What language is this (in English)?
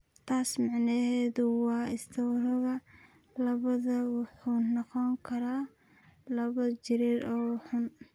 Somali